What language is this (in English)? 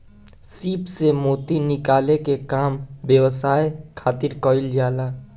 Bhojpuri